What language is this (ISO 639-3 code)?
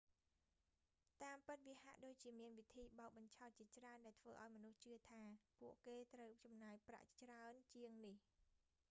khm